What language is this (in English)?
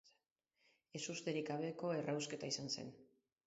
Basque